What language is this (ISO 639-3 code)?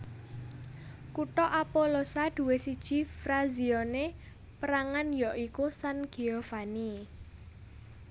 jav